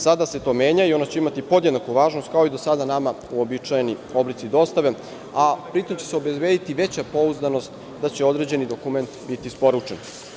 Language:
Serbian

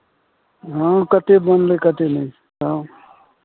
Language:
Maithili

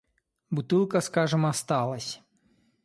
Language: Russian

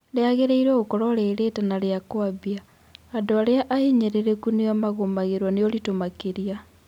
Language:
Kikuyu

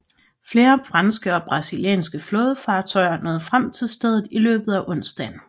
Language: Danish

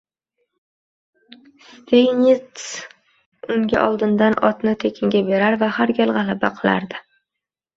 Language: Uzbek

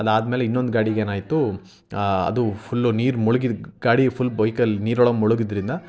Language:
Kannada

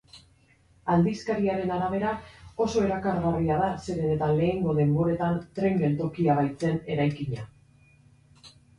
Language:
Basque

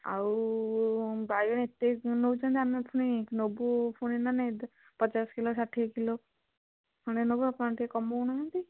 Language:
Odia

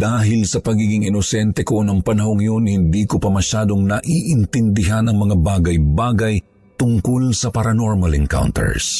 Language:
Filipino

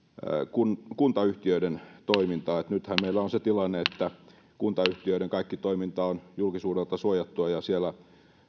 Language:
Finnish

